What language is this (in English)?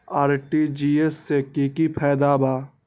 Magahi